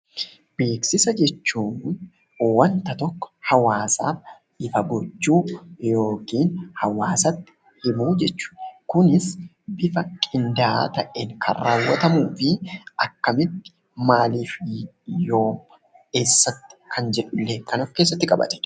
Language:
Oromo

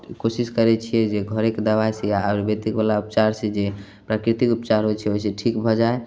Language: Maithili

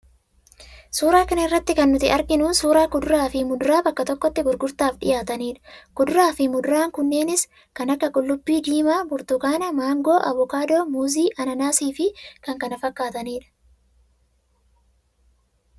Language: Oromo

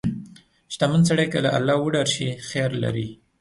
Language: Pashto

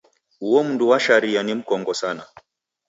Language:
Taita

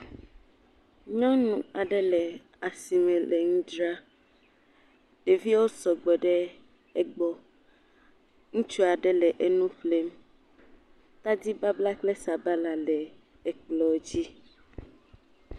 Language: Ewe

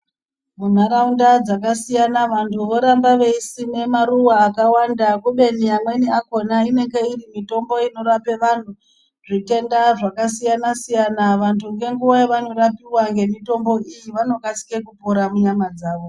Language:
Ndau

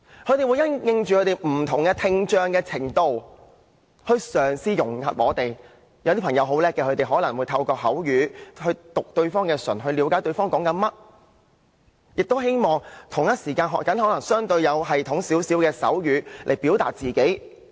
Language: Cantonese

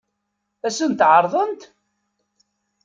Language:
Kabyle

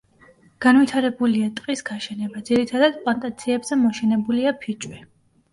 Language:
Georgian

